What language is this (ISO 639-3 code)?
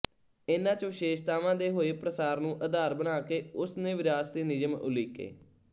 pan